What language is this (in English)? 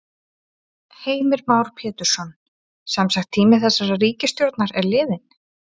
Icelandic